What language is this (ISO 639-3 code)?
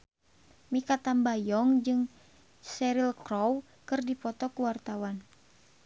sun